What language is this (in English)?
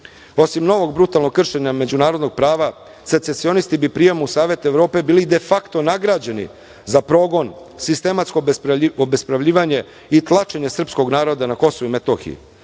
Serbian